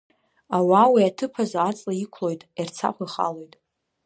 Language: Abkhazian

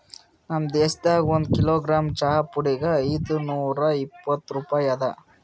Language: Kannada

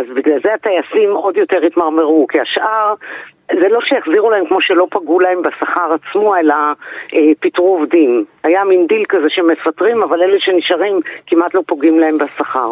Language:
Hebrew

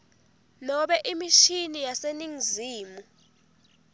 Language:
Swati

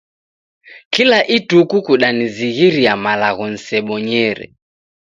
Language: Taita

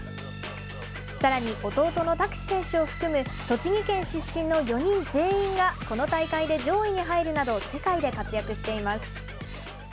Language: Japanese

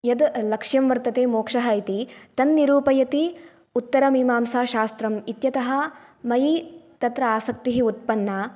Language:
Sanskrit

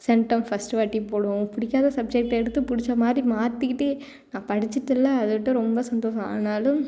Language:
Tamil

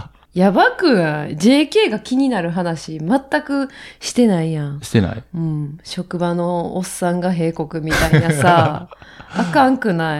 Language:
Japanese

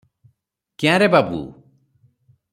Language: Odia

